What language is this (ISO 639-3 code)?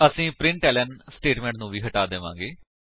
pan